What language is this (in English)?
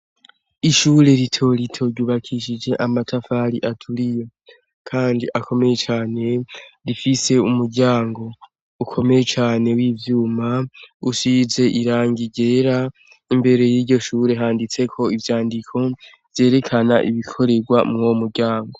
Rundi